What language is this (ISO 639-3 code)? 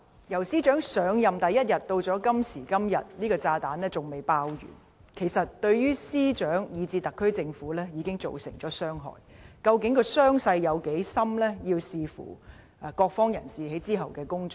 yue